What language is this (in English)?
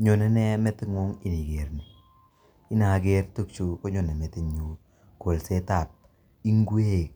Kalenjin